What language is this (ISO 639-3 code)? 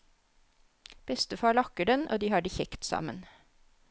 nor